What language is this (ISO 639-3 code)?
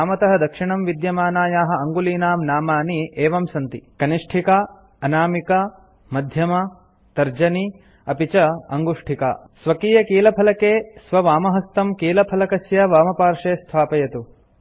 san